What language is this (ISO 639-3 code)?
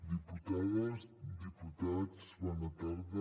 cat